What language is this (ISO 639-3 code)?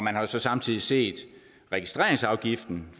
dan